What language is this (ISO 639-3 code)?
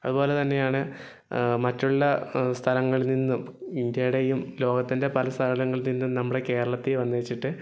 mal